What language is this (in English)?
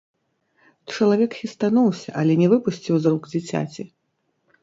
Belarusian